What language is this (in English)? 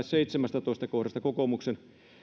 Finnish